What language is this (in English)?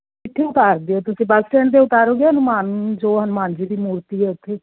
Punjabi